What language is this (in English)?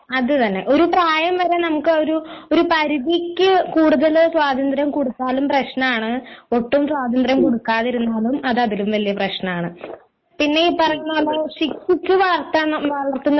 Malayalam